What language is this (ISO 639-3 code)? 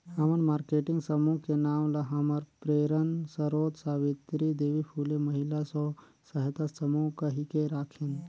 hne